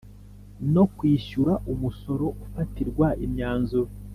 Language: Kinyarwanda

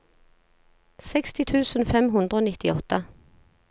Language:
Norwegian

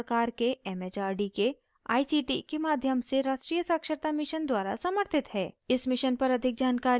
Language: Hindi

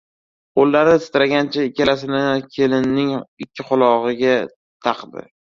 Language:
Uzbek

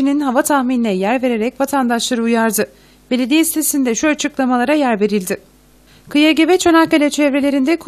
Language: Turkish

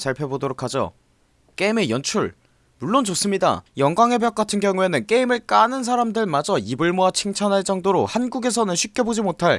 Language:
Korean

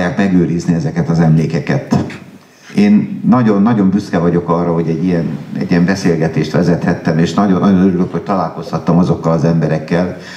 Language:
Hungarian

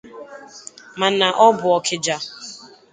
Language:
Igbo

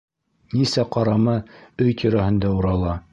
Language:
Bashkir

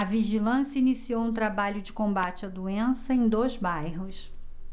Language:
Portuguese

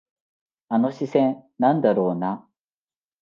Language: Japanese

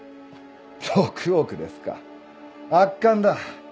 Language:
Japanese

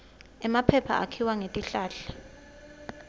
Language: Swati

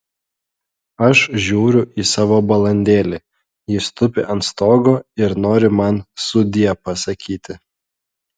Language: Lithuanian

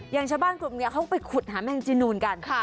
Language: Thai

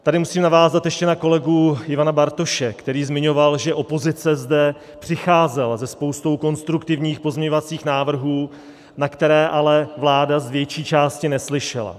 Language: Czech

